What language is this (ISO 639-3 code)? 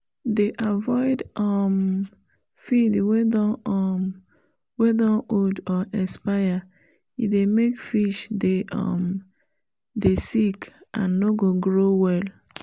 pcm